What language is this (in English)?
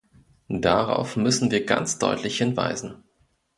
German